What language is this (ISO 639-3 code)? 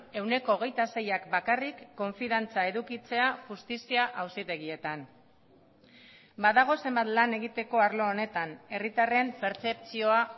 eus